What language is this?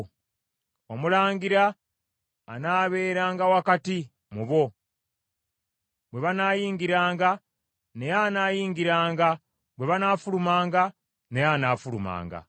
Ganda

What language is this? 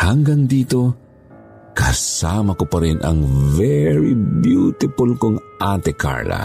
Filipino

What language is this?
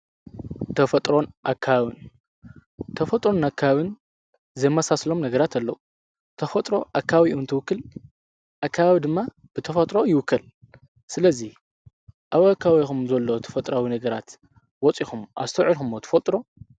Tigrinya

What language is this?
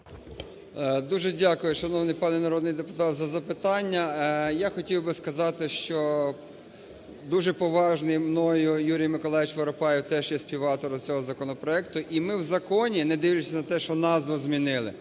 Ukrainian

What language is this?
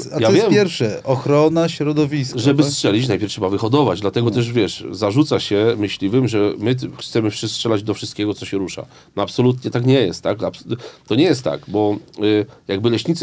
Polish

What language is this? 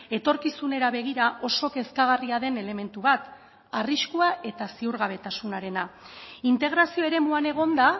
Basque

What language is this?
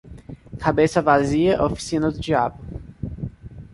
Portuguese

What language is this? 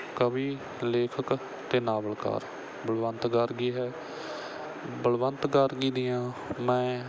Punjabi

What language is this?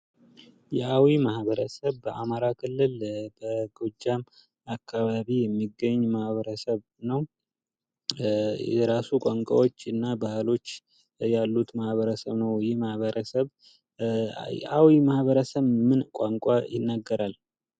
Amharic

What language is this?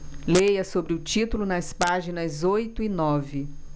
Portuguese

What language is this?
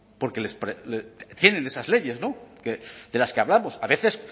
Spanish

